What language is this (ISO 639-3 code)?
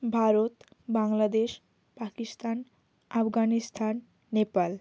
ben